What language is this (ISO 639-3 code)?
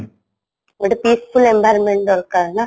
ori